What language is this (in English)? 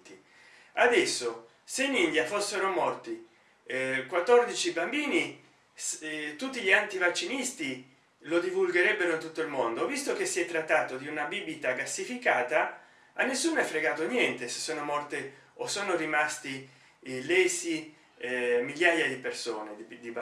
Italian